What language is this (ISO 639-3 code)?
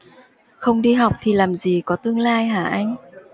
vie